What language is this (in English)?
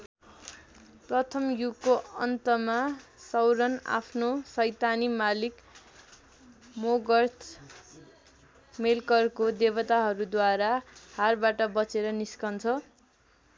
Nepali